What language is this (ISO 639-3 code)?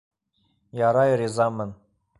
bak